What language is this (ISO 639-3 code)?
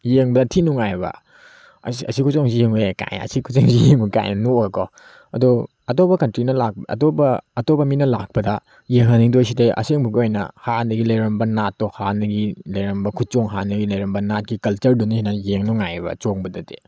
mni